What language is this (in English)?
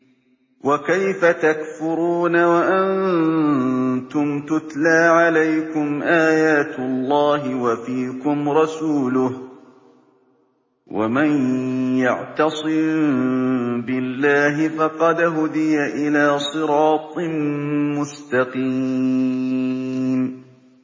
Arabic